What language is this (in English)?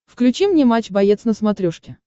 Russian